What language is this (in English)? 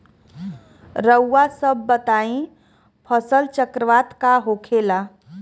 Bhojpuri